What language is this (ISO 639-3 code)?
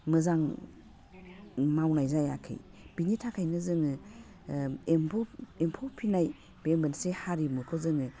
brx